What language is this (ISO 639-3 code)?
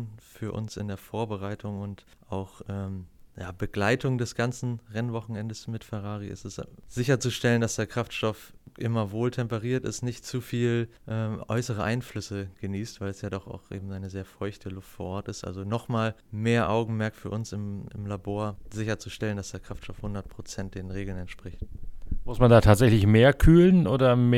deu